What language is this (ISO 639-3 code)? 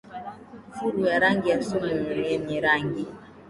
swa